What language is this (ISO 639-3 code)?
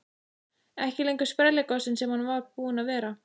isl